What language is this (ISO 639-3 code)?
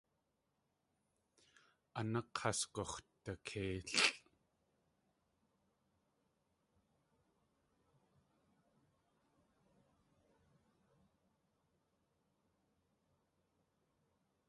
tli